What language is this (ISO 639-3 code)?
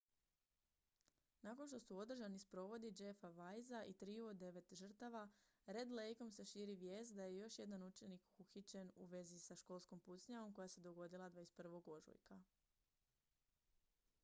hrv